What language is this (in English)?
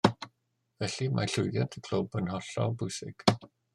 Welsh